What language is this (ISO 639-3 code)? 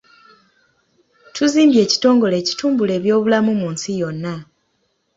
lug